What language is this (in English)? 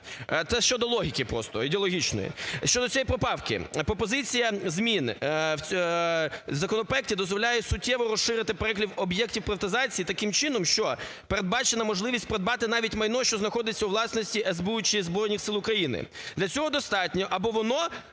Ukrainian